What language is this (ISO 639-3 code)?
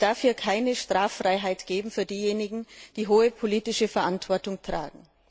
deu